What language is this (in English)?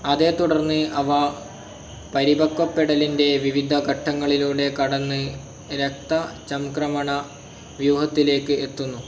Malayalam